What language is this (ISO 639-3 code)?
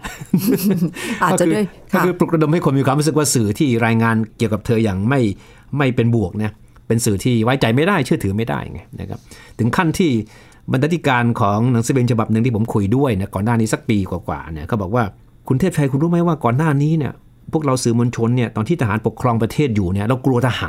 tha